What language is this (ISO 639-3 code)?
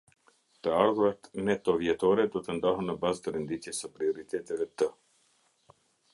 sqi